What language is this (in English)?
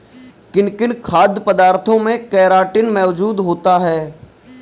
Hindi